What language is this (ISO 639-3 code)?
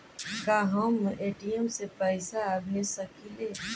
bho